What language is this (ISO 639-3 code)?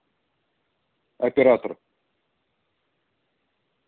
rus